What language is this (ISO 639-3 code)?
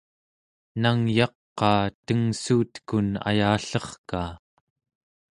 esu